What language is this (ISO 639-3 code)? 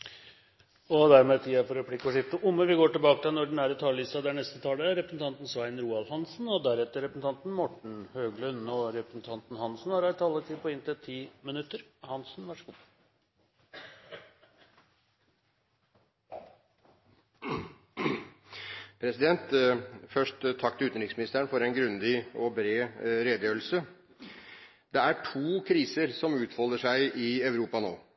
nob